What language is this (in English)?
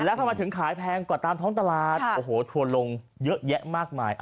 Thai